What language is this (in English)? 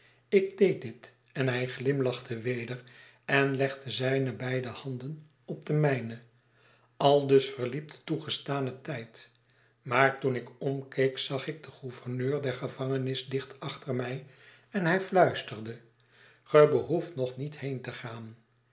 Dutch